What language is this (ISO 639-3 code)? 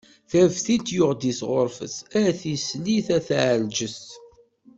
kab